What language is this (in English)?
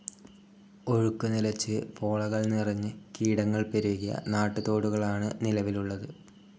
Malayalam